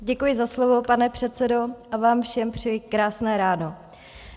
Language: Czech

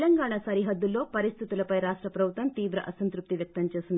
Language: Telugu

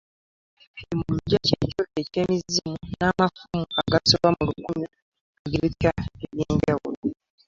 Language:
Ganda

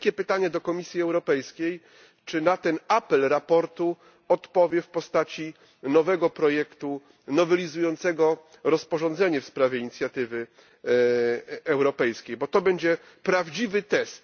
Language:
Polish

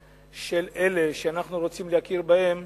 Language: Hebrew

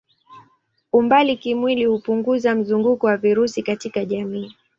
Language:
Swahili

